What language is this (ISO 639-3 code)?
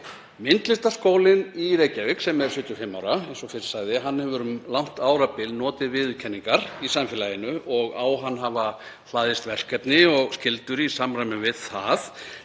isl